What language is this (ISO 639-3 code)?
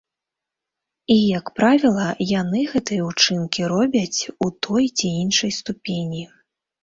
bel